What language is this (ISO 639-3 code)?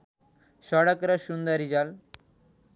nep